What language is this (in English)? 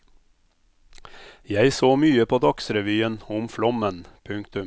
Norwegian